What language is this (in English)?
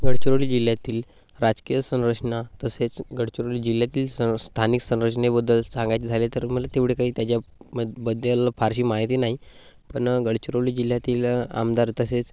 Marathi